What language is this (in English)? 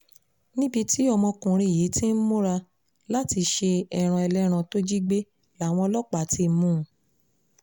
Yoruba